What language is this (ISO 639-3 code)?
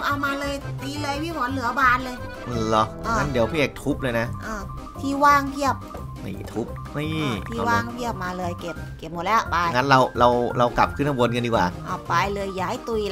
tha